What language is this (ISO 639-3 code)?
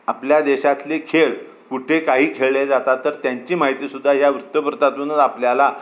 mar